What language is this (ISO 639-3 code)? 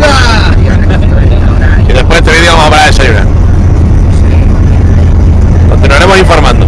spa